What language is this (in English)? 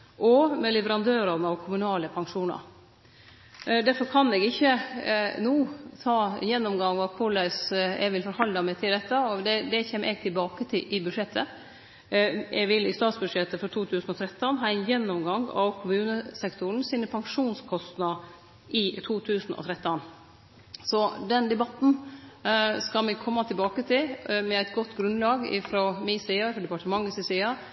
Norwegian Nynorsk